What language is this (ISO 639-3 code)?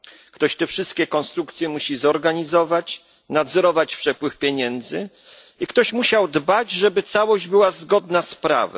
pol